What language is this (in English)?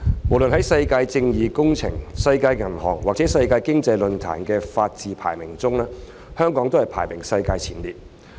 Cantonese